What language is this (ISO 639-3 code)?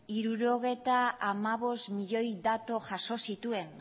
eus